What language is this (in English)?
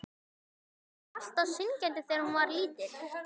Icelandic